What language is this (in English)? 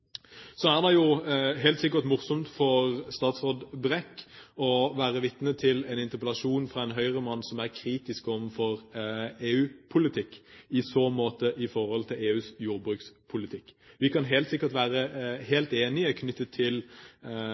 Norwegian Bokmål